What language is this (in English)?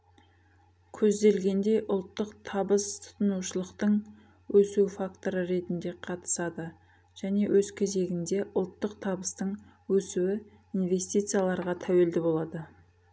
Kazakh